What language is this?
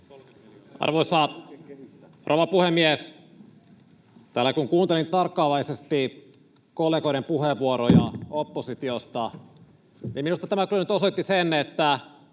Finnish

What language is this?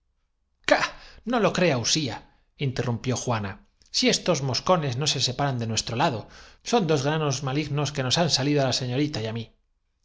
Spanish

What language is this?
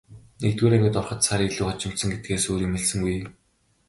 Mongolian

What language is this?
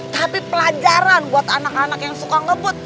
Indonesian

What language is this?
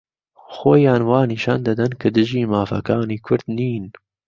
Central Kurdish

